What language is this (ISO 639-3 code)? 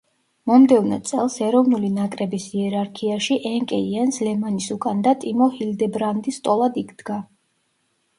kat